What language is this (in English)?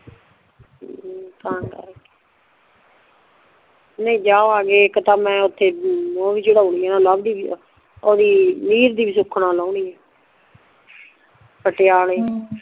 Punjabi